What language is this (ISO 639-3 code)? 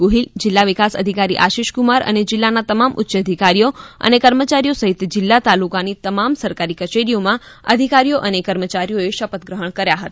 guj